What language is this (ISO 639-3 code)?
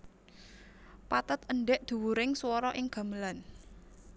jav